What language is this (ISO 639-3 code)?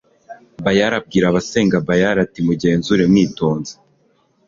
kin